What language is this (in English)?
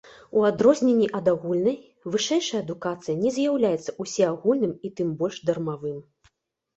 Belarusian